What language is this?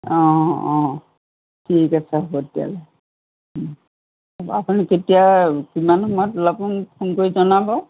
Assamese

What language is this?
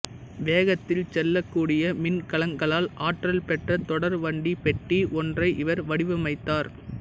Tamil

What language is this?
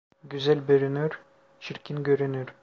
Turkish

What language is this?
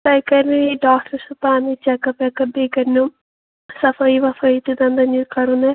Kashmiri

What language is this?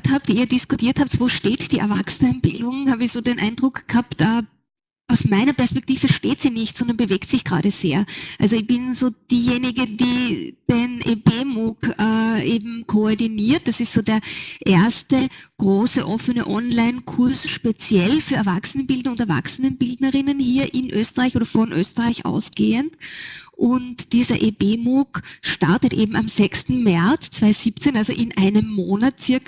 German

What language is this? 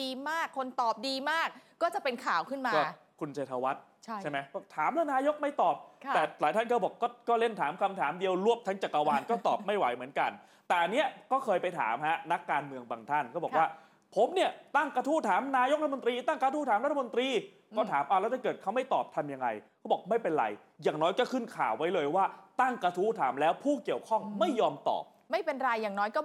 Thai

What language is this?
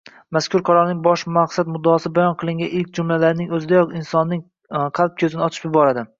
Uzbek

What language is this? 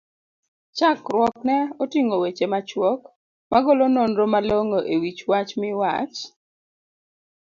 Luo (Kenya and Tanzania)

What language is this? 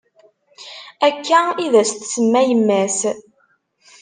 Kabyle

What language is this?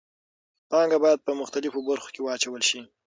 Pashto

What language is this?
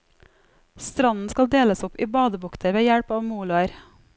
Norwegian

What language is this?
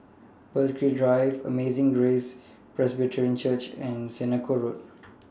English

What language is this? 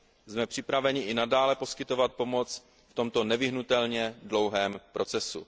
Czech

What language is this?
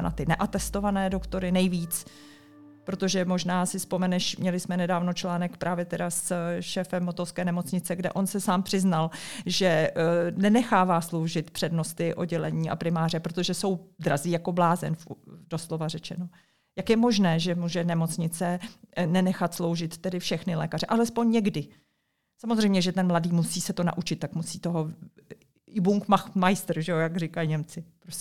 Czech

